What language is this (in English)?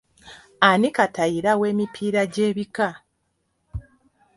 Ganda